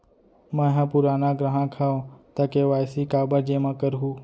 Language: Chhattisgarhi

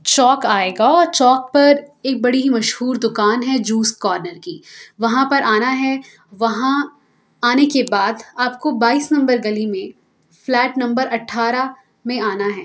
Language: Urdu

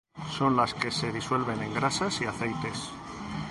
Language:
Spanish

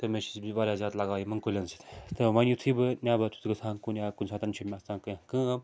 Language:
Kashmiri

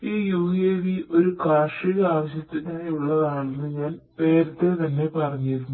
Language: Malayalam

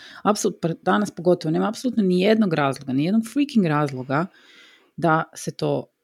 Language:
Croatian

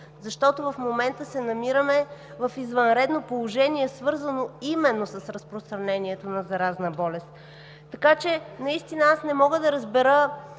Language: Bulgarian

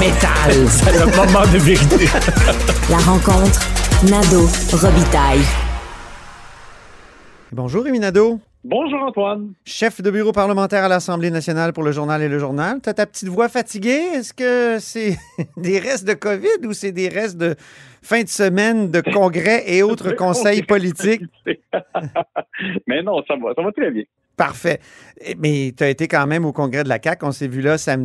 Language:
French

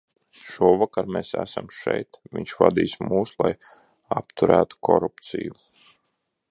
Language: Latvian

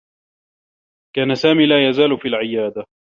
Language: Arabic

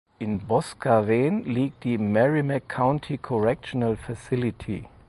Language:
German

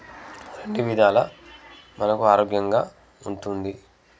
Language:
Telugu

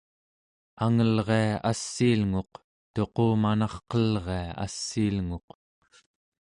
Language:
Central Yupik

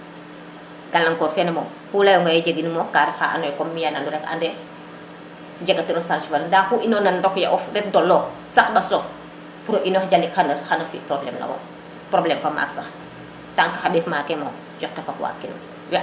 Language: Serer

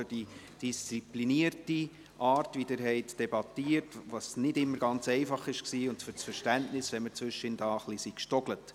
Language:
Swiss German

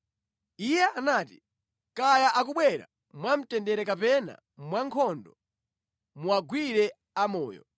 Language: Nyanja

